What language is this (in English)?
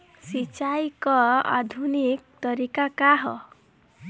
Bhojpuri